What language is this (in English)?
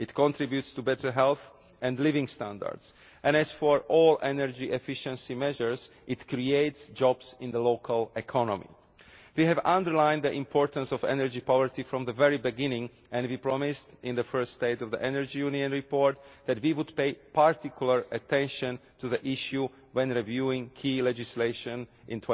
English